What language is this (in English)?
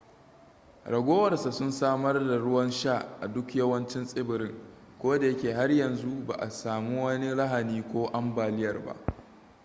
Hausa